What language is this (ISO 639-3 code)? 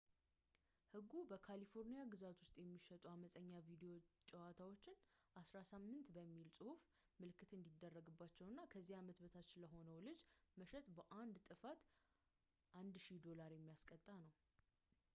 amh